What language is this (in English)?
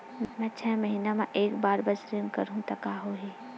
Chhattisgarhi